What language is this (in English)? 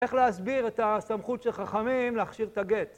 Hebrew